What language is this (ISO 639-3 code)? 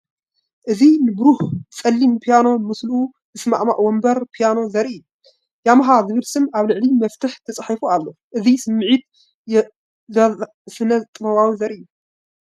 tir